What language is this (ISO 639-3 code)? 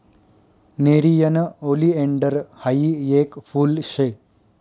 mar